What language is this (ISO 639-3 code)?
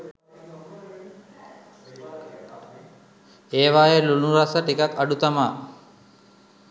sin